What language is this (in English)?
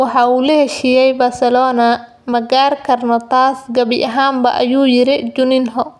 Somali